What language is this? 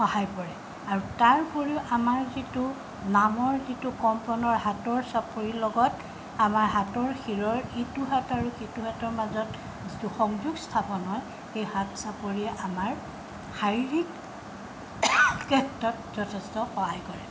Assamese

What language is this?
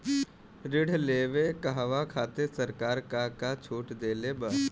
Bhojpuri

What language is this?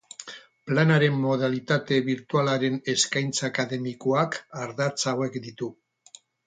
Basque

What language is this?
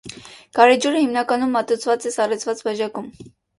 Armenian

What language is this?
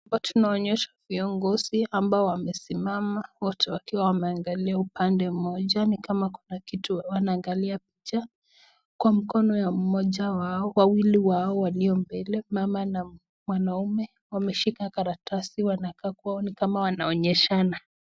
Swahili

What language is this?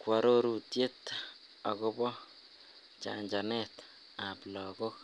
Kalenjin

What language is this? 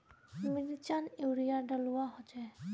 Magahi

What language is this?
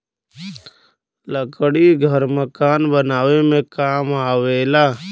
Bhojpuri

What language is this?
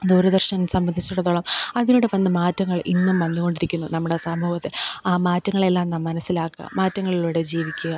Malayalam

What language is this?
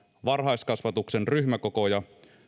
Finnish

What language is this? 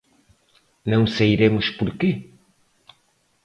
Portuguese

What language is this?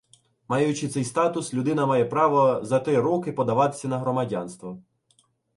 Ukrainian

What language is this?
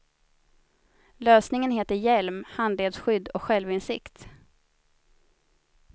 Swedish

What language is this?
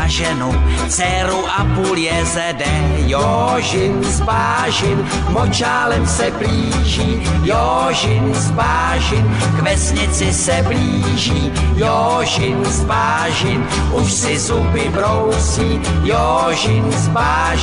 Czech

